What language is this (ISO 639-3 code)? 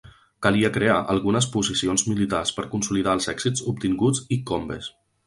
cat